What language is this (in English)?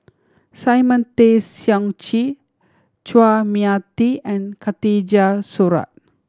English